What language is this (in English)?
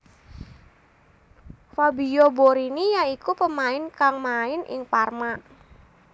Javanese